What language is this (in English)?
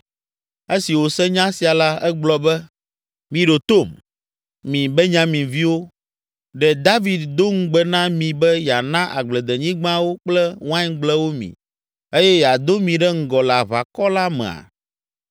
Ewe